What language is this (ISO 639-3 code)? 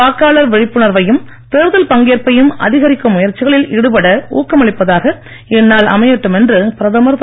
tam